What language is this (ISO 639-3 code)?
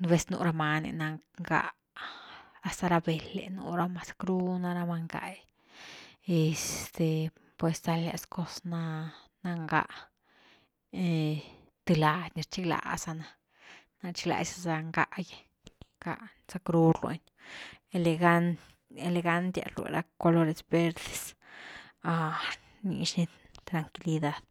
ztu